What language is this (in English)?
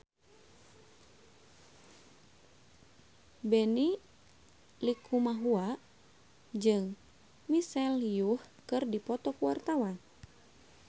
Sundanese